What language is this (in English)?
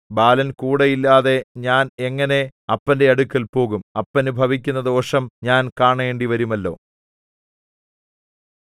Malayalam